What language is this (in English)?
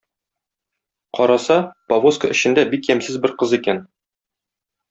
Tatar